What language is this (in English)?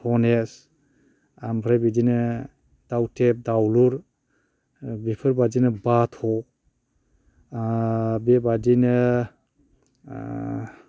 Bodo